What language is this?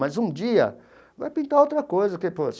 Portuguese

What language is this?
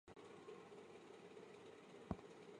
Chinese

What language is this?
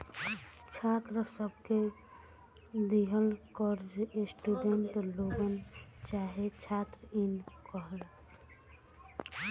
Bhojpuri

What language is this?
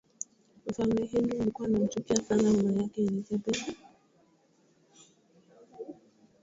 Swahili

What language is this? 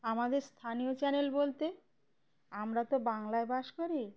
Bangla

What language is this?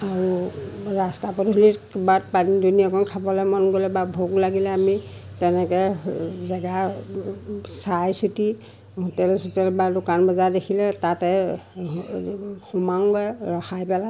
Assamese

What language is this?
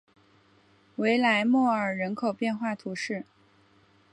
Chinese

